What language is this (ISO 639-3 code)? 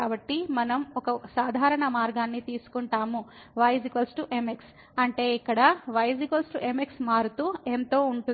tel